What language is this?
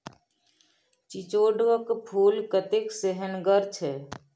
Maithili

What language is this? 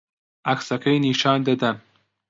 Central Kurdish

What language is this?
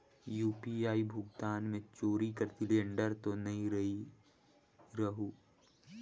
Chhattisgarhi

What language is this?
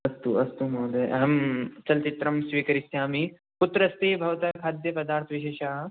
Sanskrit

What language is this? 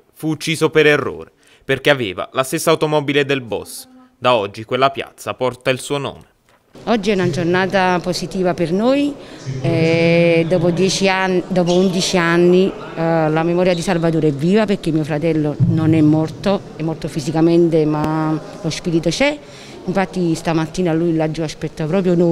Italian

